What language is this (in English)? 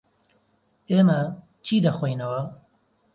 Central Kurdish